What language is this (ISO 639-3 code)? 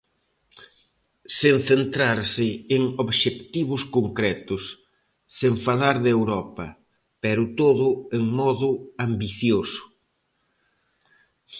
glg